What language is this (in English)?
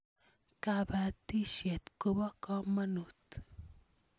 Kalenjin